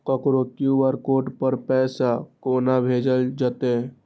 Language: Maithili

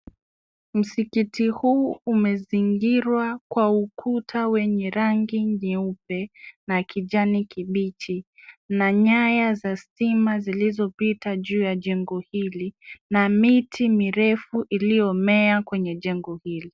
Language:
Swahili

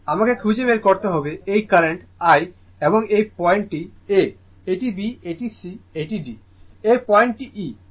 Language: Bangla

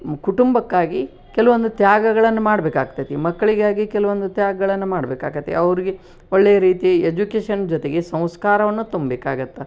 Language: Kannada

